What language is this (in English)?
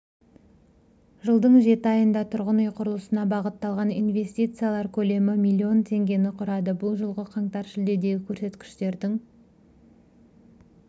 Kazakh